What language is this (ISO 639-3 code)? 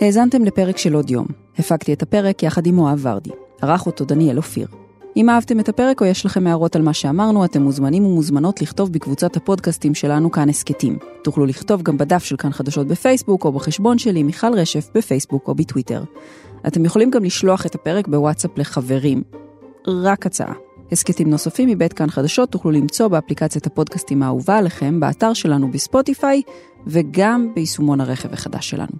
heb